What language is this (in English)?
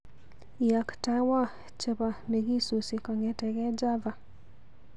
Kalenjin